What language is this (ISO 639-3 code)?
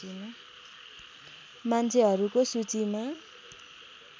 nep